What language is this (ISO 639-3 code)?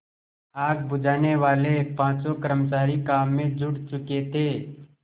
hin